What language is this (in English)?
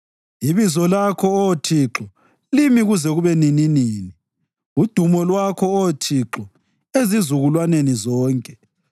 North Ndebele